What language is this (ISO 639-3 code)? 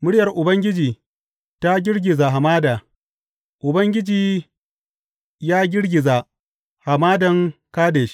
hau